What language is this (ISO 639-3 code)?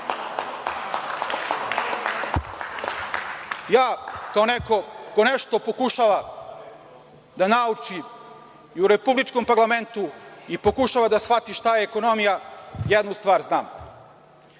srp